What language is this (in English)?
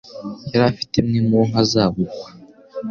Kinyarwanda